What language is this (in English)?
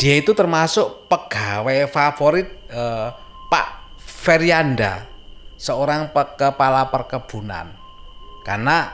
Indonesian